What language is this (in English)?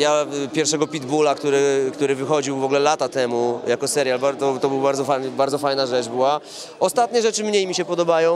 Polish